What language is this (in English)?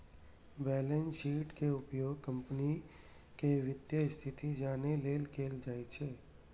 Maithili